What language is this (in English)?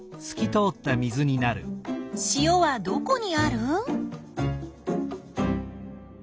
Japanese